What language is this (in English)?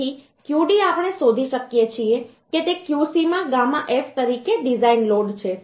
Gujarati